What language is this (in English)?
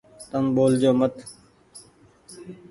Goaria